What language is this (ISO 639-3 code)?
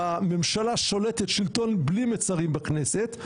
heb